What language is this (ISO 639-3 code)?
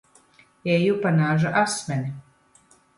lav